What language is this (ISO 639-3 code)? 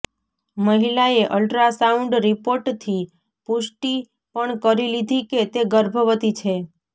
guj